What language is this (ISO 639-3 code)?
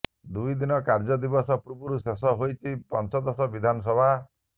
ori